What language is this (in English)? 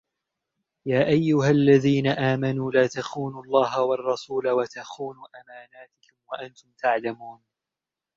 Arabic